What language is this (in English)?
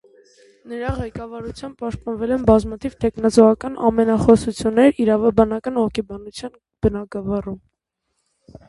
Armenian